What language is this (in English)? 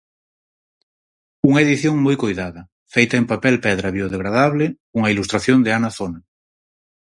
Galician